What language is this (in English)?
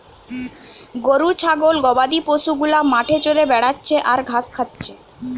Bangla